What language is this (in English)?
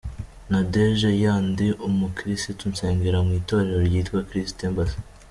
Kinyarwanda